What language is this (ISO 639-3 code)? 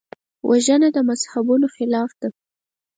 pus